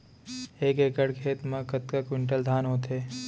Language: Chhattisgarhi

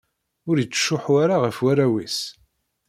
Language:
Kabyle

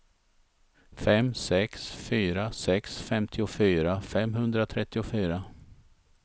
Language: Swedish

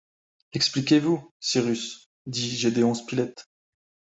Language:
French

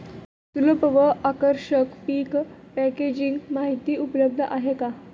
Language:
Marathi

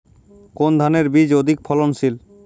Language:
Bangla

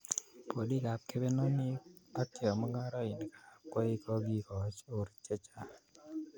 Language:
Kalenjin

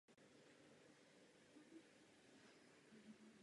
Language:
Czech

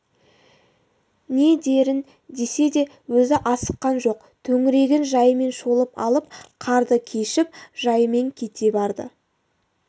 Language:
Kazakh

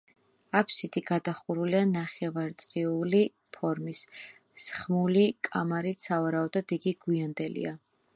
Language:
Georgian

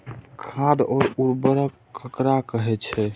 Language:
Maithili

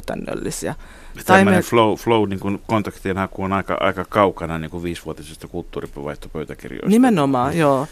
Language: Finnish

